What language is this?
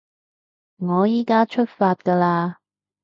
Cantonese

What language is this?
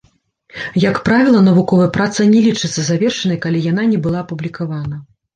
Belarusian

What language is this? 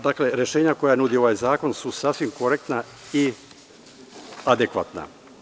Serbian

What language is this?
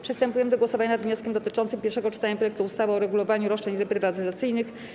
Polish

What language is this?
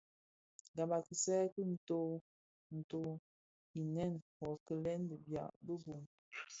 Bafia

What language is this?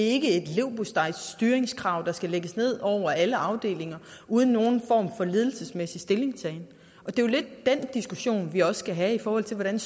Danish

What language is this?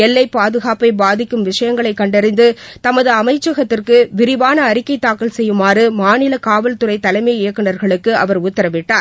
Tamil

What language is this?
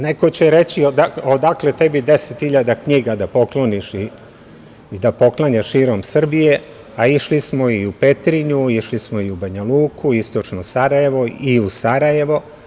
Serbian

